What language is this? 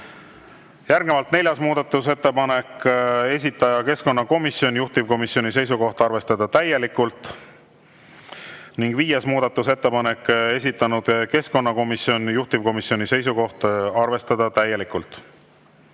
Estonian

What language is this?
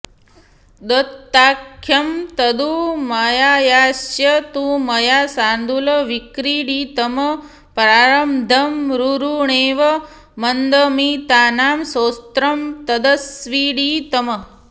Sanskrit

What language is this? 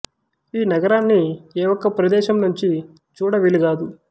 Telugu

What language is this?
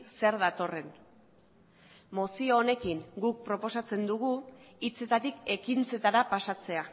Basque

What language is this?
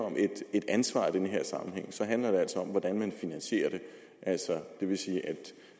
Danish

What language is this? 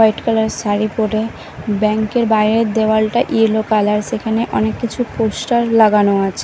Bangla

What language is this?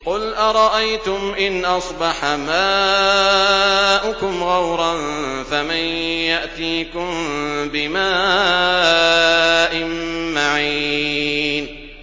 Arabic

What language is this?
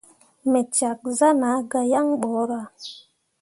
Mundang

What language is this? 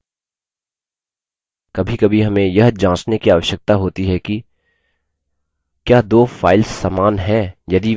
Hindi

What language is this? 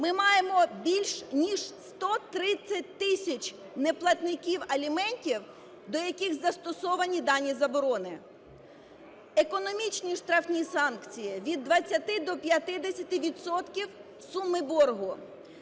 Ukrainian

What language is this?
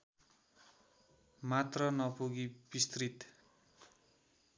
Nepali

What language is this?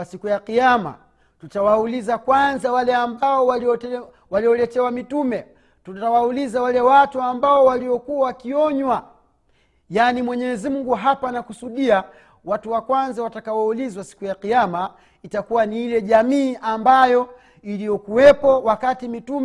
Swahili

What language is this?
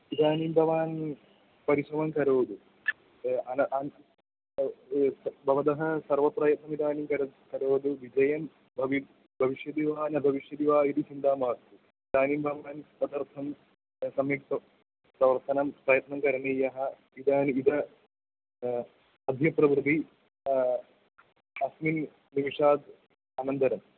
Sanskrit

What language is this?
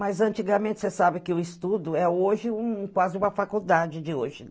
Portuguese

